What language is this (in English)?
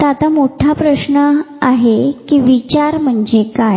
Marathi